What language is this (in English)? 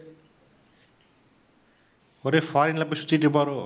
Tamil